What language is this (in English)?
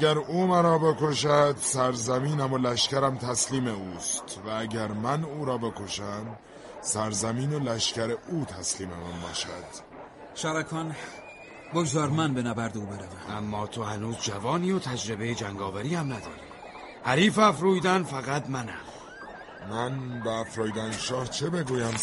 Persian